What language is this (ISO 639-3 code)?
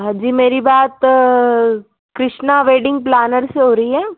hin